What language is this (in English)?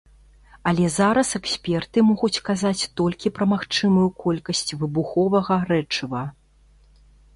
Belarusian